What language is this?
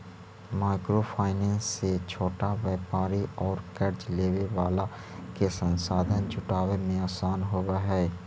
Magahi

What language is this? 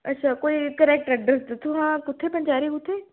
Dogri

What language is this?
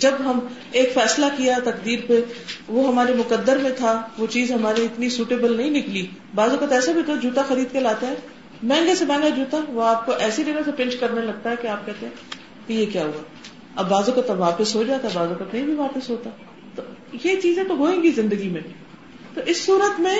Urdu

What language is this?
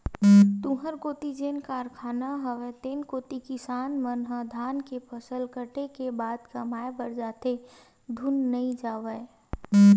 Chhattisgarhi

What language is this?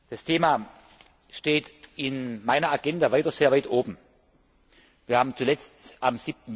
German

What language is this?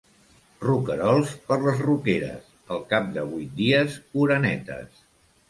Catalan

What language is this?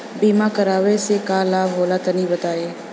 Bhojpuri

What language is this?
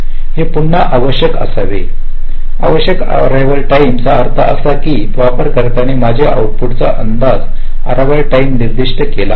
Marathi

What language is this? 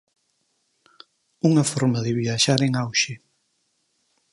Galician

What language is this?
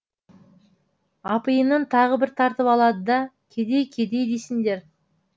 Kazakh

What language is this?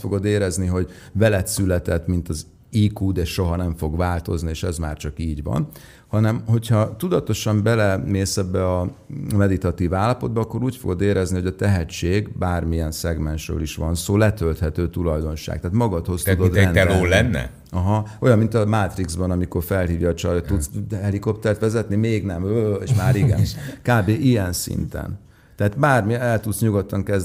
Hungarian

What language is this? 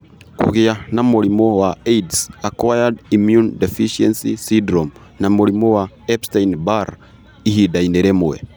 Kikuyu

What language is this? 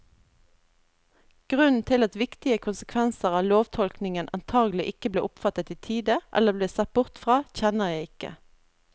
Norwegian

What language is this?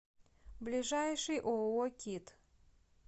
Russian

